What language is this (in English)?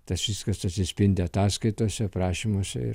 Lithuanian